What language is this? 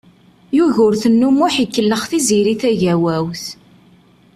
Kabyle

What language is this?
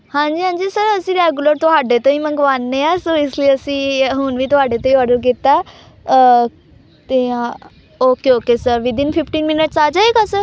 Punjabi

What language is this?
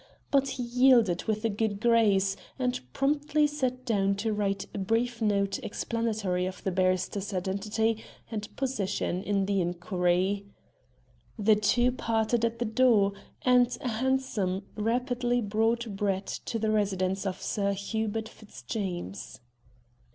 English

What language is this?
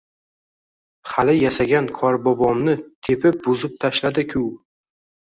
Uzbek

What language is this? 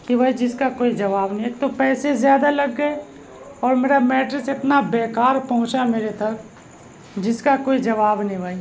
Urdu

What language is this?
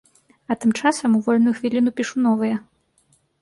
Belarusian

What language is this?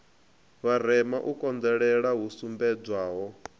Venda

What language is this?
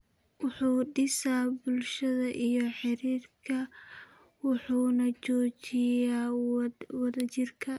Somali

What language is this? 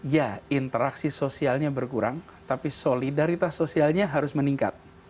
Indonesian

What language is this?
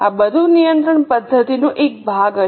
Gujarati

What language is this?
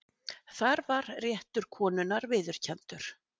Icelandic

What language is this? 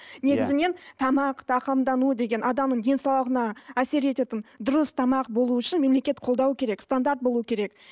Kazakh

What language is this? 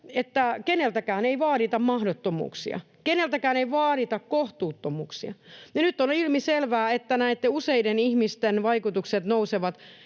Finnish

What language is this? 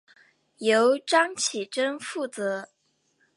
Chinese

